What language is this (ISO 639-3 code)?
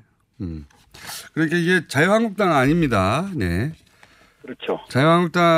kor